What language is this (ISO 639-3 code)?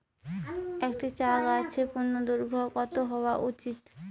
ben